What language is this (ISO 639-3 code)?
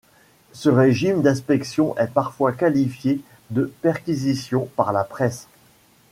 fra